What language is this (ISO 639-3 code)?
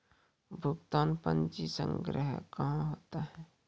mai